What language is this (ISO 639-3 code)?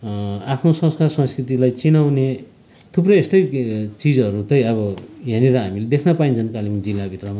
nep